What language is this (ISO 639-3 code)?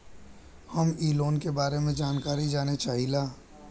bho